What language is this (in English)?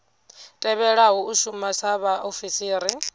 Venda